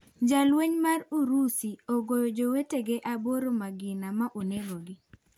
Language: Luo (Kenya and Tanzania)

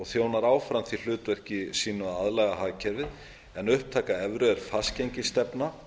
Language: Icelandic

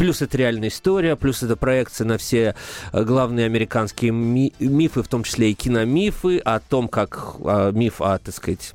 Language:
Russian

